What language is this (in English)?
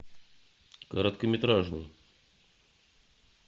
Russian